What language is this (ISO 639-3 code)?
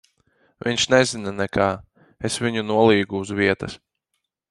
lav